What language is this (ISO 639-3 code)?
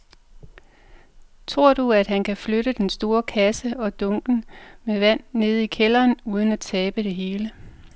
dan